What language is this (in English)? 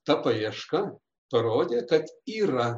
Lithuanian